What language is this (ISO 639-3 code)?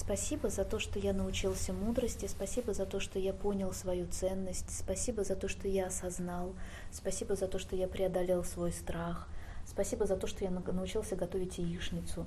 rus